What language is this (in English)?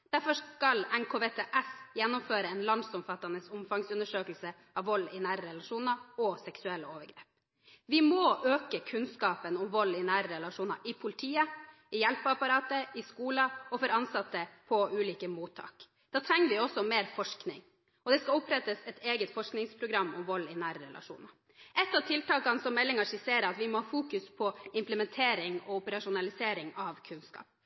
Norwegian Bokmål